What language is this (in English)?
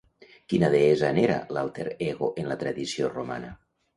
Catalan